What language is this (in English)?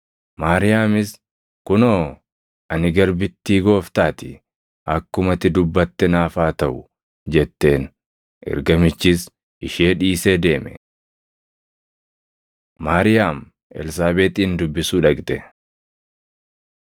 Oromo